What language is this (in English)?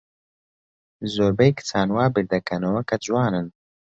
Central Kurdish